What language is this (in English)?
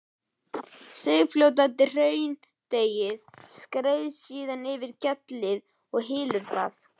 Icelandic